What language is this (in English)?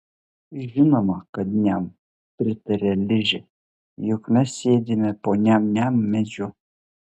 Lithuanian